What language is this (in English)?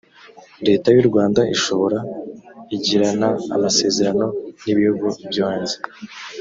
Kinyarwanda